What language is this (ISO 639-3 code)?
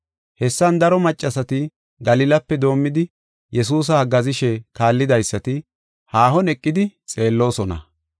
gof